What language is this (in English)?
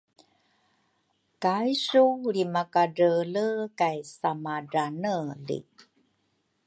Rukai